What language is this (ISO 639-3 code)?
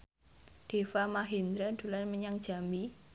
jav